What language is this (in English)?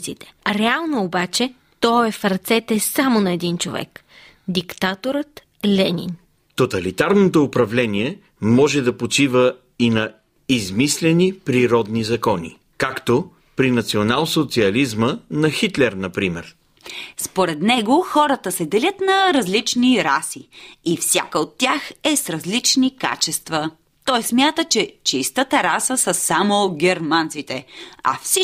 Bulgarian